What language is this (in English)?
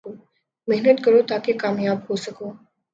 Urdu